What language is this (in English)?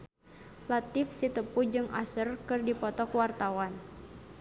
Sundanese